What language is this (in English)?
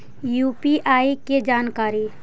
Magahi